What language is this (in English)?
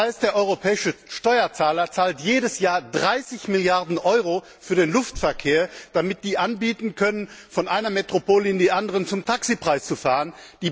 German